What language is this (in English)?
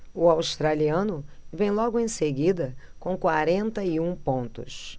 Portuguese